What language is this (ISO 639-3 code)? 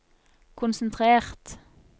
nor